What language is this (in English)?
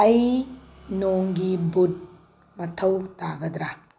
Manipuri